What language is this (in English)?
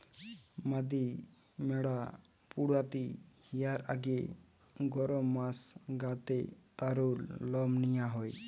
Bangla